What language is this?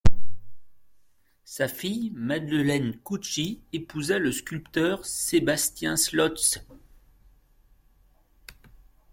French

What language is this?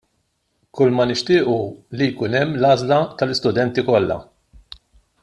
Maltese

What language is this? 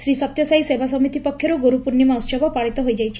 Odia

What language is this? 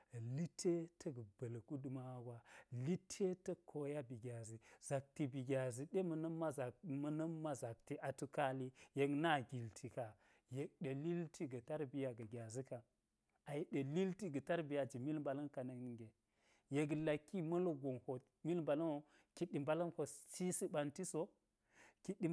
Geji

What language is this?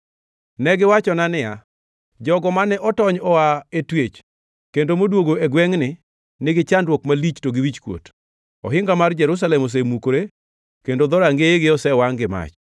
Luo (Kenya and Tanzania)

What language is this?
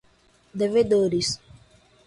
Portuguese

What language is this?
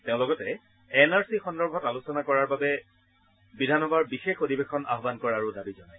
Assamese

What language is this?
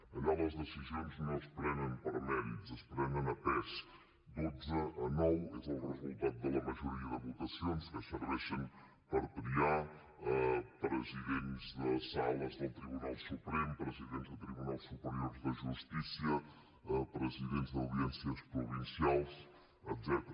Catalan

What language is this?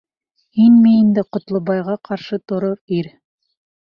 Bashkir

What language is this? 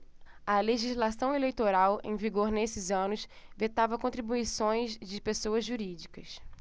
Portuguese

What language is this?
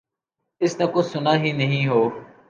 Urdu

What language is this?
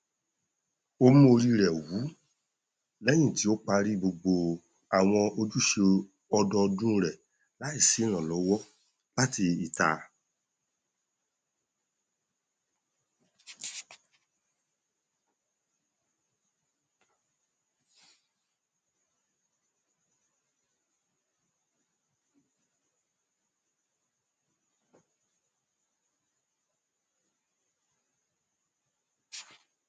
Yoruba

